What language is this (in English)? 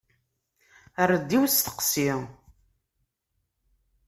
Kabyle